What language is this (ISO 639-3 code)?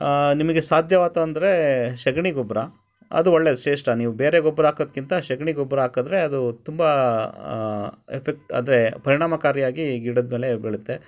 kan